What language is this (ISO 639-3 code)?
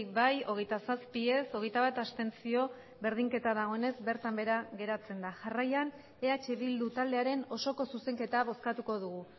eus